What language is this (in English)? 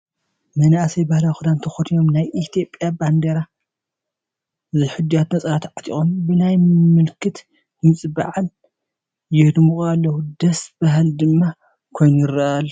Tigrinya